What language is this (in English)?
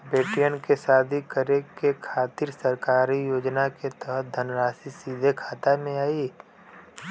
Bhojpuri